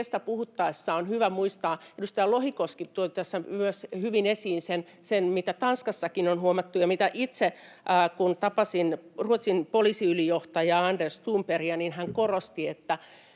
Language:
Finnish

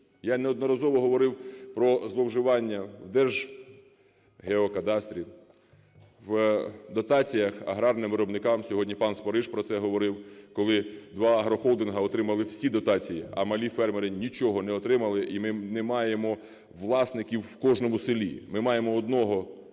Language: Ukrainian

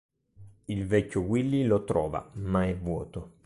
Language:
Italian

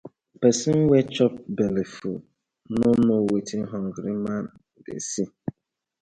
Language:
Nigerian Pidgin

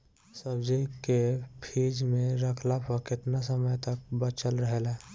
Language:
Bhojpuri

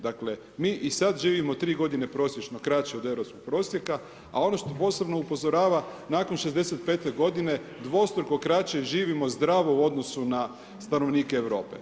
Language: Croatian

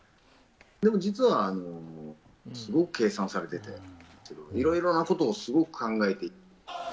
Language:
Japanese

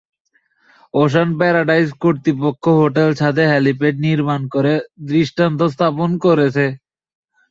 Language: Bangla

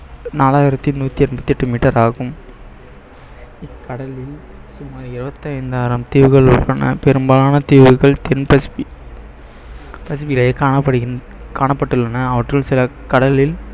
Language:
Tamil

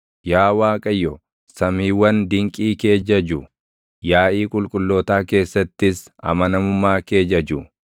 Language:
Oromo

